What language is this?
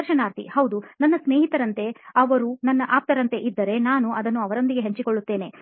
Kannada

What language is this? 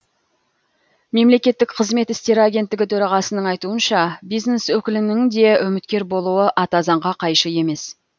Kazakh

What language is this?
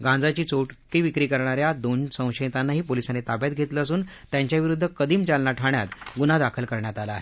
Marathi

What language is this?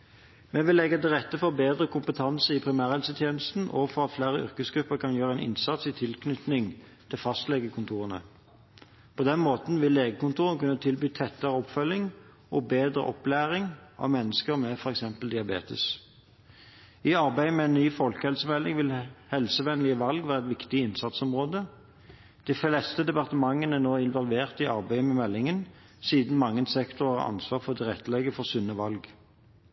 Norwegian Bokmål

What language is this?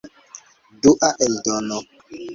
Esperanto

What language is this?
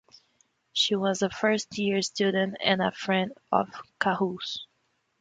English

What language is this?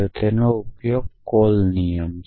Gujarati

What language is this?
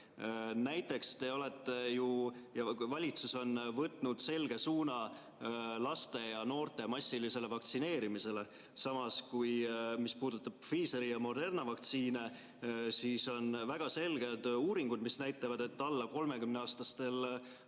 Estonian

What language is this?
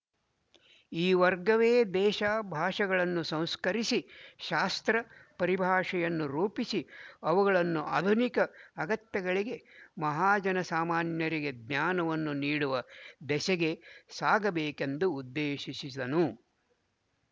Kannada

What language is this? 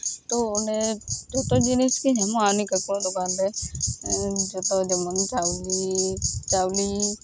Santali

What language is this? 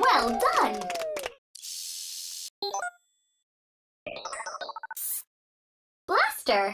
English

